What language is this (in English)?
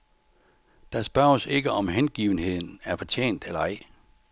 Danish